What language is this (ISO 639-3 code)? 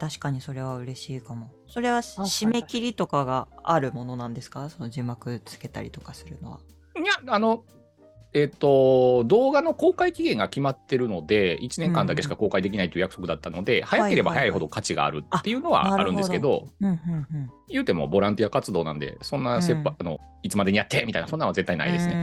jpn